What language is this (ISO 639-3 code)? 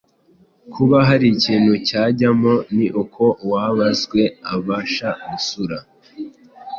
kin